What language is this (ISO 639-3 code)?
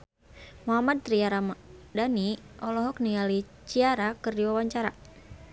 sun